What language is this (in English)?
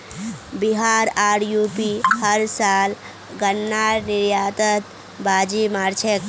Magahi